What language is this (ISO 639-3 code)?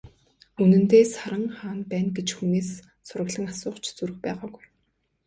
mon